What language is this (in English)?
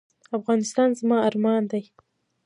Pashto